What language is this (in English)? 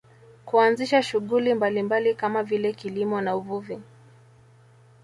Swahili